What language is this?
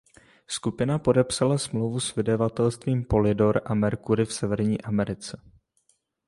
Czech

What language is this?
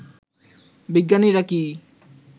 Bangla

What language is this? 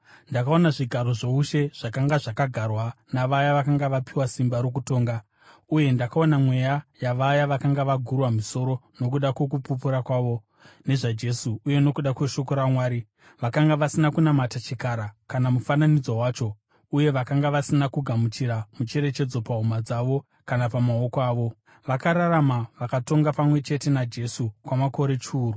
Shona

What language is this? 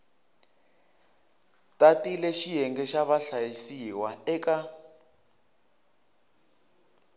Tsonga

